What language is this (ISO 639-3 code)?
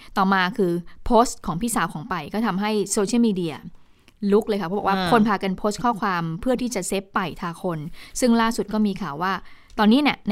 tha